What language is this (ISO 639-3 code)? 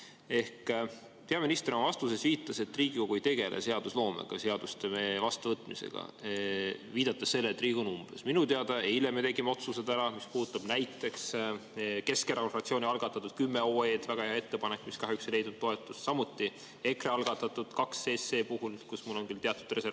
est